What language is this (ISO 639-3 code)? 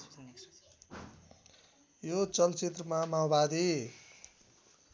nep